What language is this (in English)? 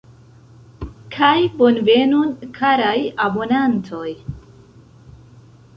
Esperanto